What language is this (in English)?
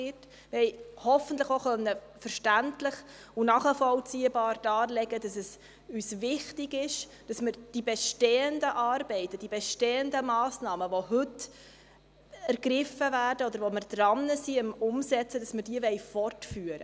Swiss German